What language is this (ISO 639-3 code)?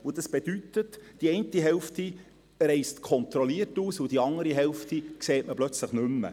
gsw